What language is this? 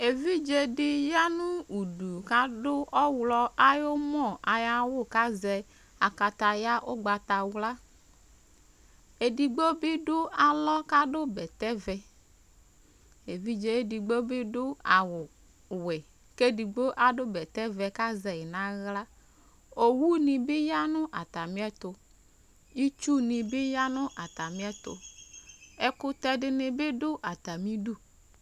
Ikposo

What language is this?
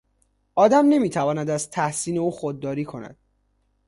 Persian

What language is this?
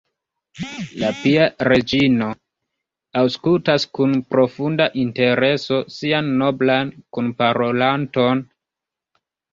Esperanto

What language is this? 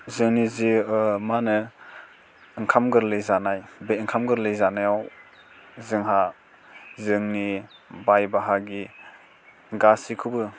Bodo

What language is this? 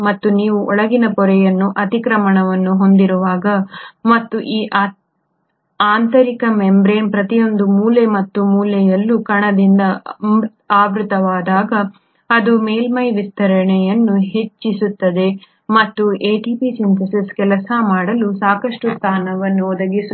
Kannada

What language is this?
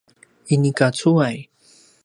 Paiwan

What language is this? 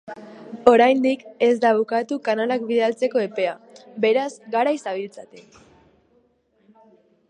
Basque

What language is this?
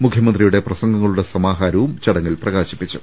Malayalam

